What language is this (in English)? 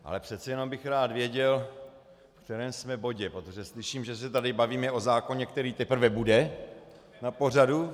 Czech